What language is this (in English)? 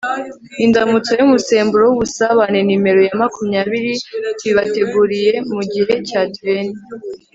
Kinyarwanda